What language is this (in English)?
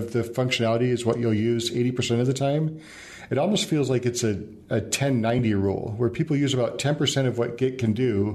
English